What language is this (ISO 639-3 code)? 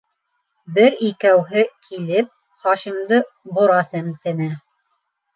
bak